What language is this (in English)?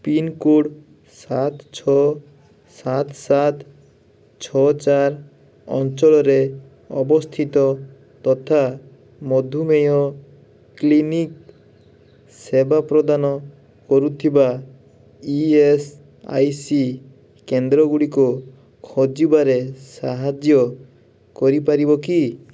Odia